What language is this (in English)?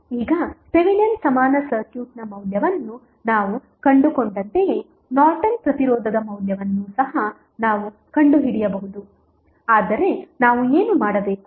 Kannada